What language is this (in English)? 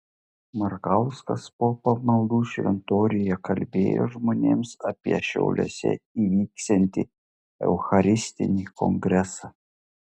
Lithuanian